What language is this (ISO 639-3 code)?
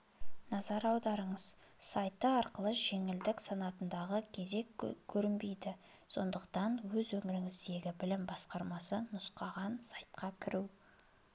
kaz